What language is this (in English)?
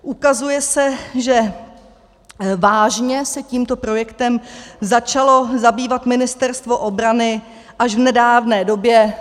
Czech